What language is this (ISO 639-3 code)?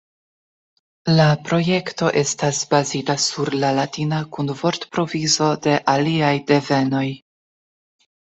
epo